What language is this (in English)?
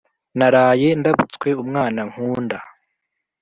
Kinyarwanda